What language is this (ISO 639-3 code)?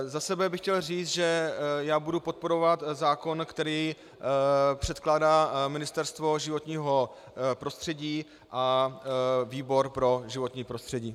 ces